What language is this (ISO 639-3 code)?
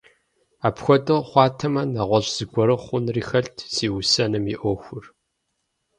kbd